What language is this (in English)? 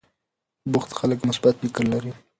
Pashto